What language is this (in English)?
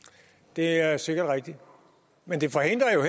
Danish